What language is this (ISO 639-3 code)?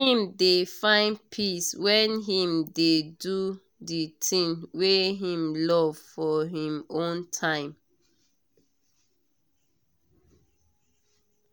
pcm